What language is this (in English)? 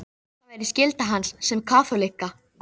Icelandic